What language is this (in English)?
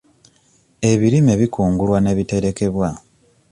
Ganda